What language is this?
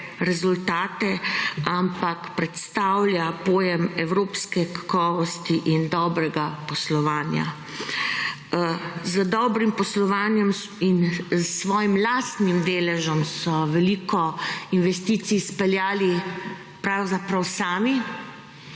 Slovenian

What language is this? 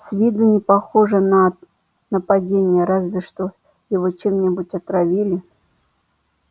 Russian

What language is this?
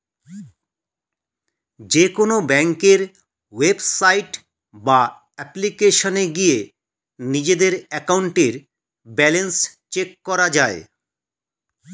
Bangla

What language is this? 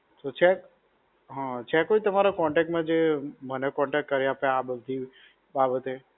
Gujarati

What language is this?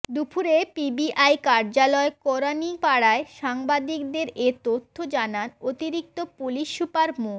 Bangla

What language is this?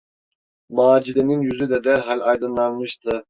Turkish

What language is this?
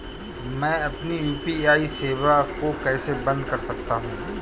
Hindi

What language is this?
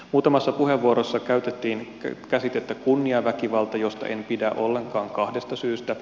Finnish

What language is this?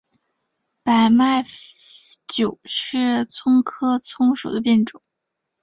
Chinese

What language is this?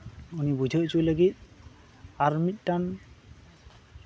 Santali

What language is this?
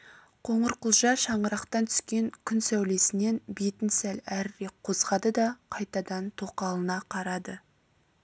Kazakh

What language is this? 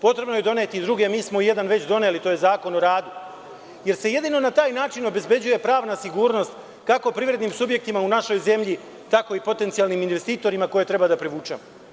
Serbian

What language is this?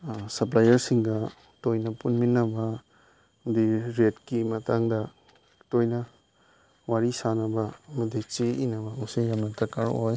Manipuri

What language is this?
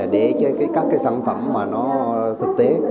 Vietnamese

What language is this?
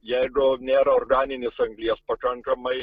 Lithuanian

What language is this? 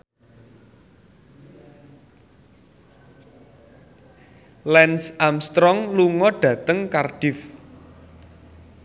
Javanese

